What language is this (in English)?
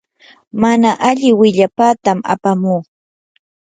Yanahuanca Pasco Quechua